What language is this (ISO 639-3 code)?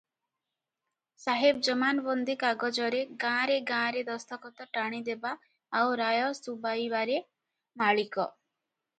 ori